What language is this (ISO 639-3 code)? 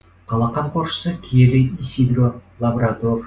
kaz